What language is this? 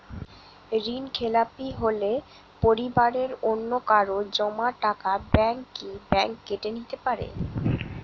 Bangla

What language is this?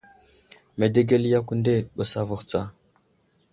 Wuzlam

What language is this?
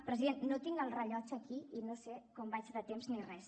Catalan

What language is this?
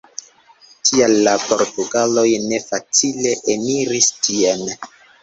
Esperanto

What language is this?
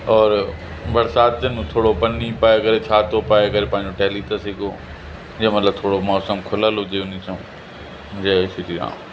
Sindhi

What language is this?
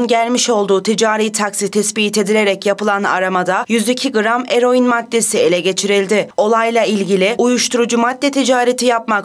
Turkish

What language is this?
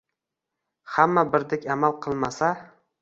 Uzbek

